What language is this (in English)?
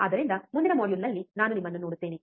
Kannada